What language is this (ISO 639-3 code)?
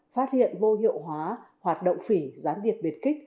vie